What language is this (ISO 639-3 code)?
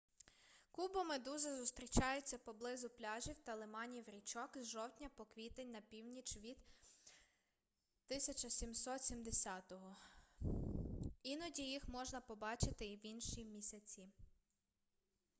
ukr